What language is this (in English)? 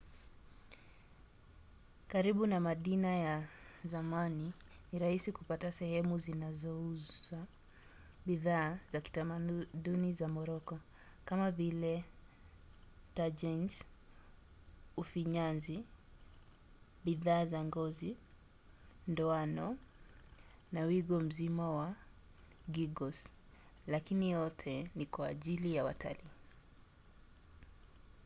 Swahili